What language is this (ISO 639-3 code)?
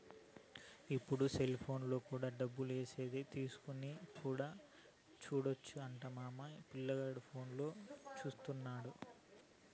tel